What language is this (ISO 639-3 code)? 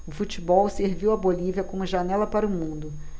por